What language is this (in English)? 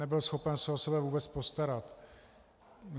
Czech